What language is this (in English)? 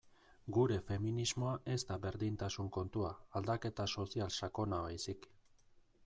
Basque